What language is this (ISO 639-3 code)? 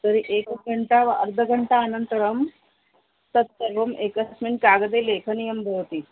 san